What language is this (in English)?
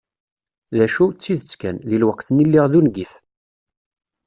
Kabyle